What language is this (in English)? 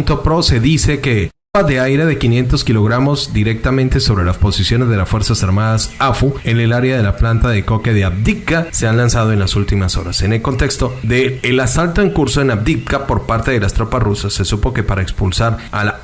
Spanish